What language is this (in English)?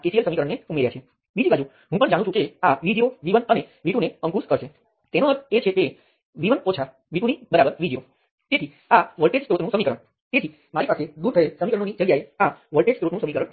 Gujarati